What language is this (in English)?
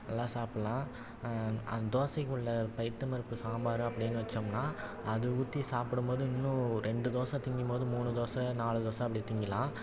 Tamil